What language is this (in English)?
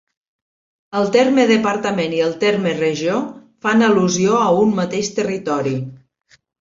Catalan